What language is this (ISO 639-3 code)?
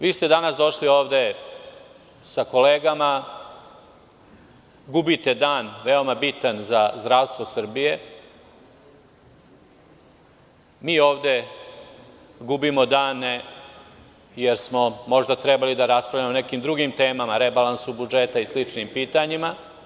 srp